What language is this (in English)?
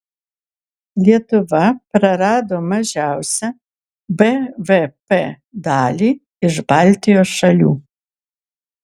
Lithuanian